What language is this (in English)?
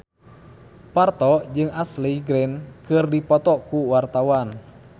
Sundanese